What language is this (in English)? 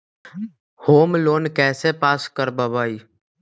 Magahi